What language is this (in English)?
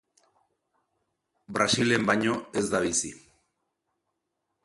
Basque